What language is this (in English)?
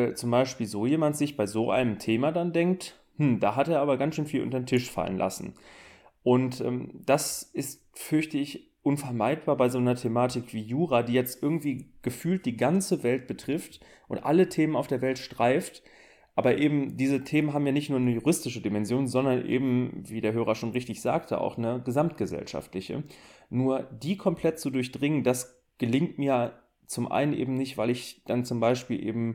German